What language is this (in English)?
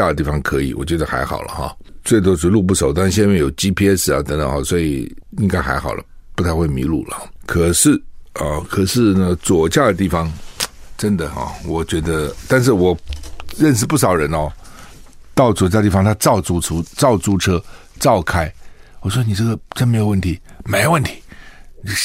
Chinese